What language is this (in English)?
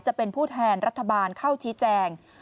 Thai